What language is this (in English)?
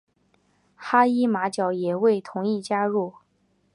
Chinese